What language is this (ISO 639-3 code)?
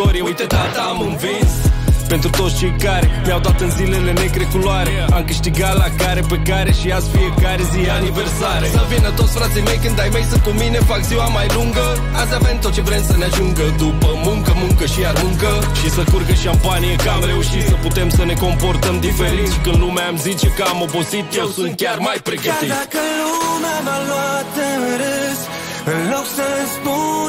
ron